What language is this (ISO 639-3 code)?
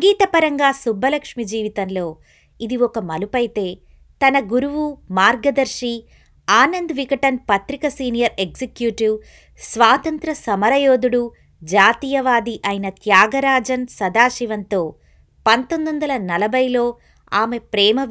tel